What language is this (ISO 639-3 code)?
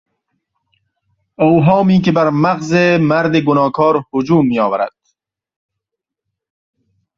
fas